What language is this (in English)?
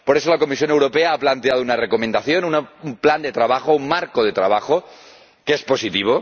Spanish